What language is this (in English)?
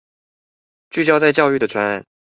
Chinese